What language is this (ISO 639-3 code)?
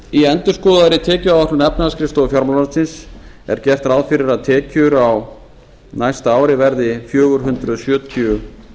isl